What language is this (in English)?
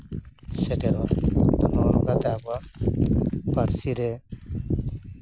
Santali